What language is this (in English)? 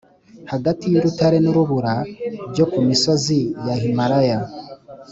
Kinyarwanda